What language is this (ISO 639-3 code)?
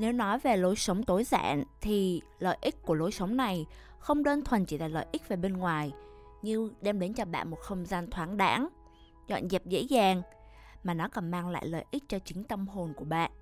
vie